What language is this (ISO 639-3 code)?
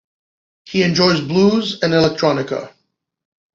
eng